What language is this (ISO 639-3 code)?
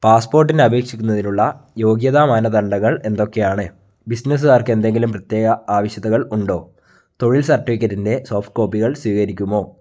mal